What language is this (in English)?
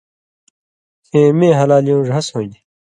Indus Kohistani